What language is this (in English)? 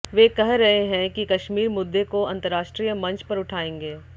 Hindi